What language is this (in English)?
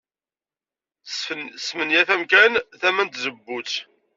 Kabyle